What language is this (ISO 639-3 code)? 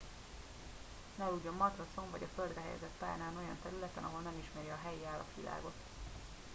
hun